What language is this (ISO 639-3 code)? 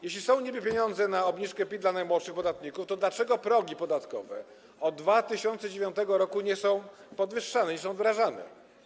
pol